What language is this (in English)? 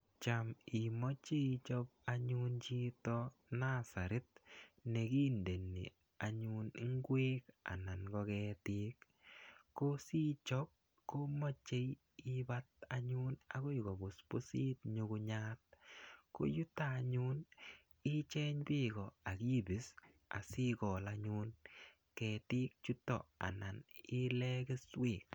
Kalenjin